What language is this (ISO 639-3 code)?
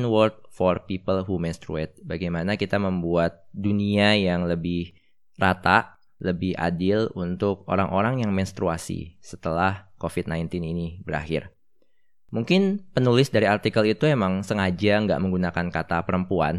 ind